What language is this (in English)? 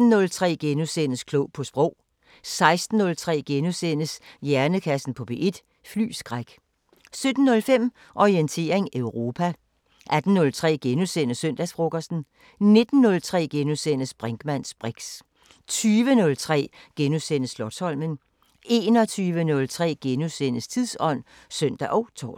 Danish